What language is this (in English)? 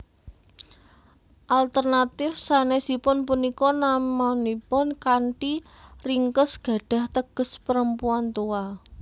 Javanese